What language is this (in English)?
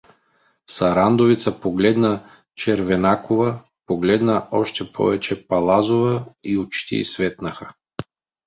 Bulgarian